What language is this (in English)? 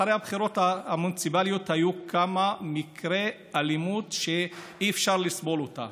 Hebrew